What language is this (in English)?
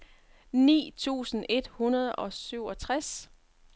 Danish